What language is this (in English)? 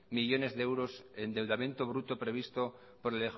Spanish